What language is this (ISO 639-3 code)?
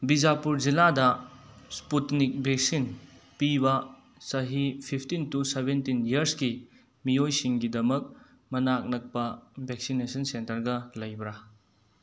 mni